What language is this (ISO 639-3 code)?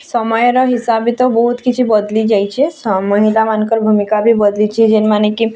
ori